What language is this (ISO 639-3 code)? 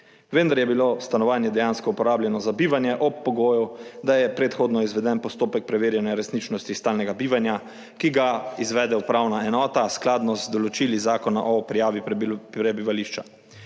slv